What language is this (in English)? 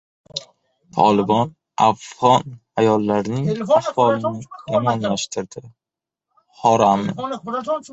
Uzbek